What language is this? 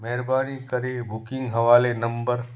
Sindhi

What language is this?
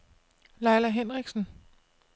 Danish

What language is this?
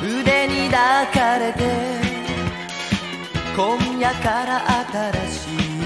Japanese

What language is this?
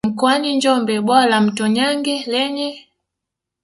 Swahili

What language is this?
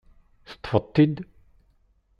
Kabyle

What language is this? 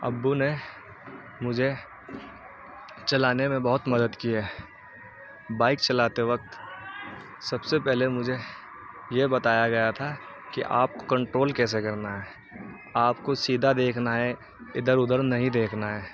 Urdu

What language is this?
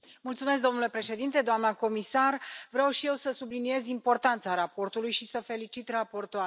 Romanian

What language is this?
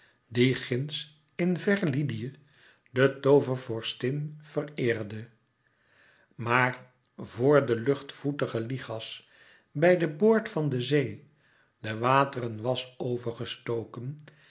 Dutch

